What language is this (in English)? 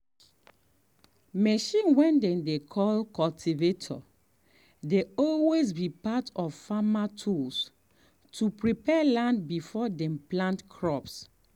Nigerian Pidgin